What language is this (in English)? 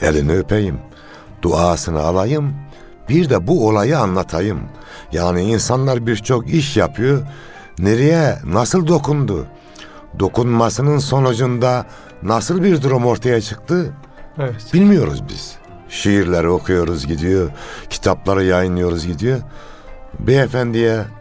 Turkish